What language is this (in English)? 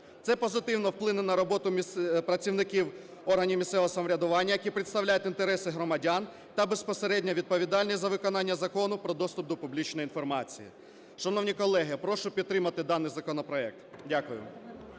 Ukrainian